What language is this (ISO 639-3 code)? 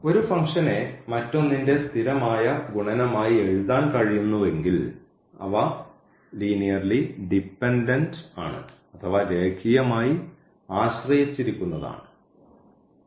mal